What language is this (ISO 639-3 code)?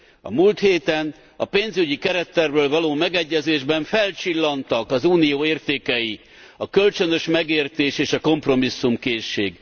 hun